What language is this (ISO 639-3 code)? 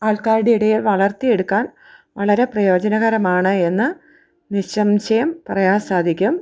mal